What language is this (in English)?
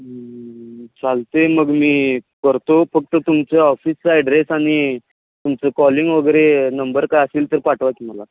Marathi